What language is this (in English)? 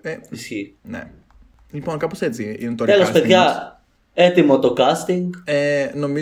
Greek